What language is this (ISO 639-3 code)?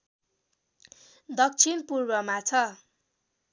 nep